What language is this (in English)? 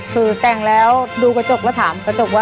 Thai